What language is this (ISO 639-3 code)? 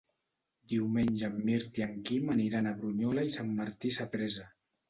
cat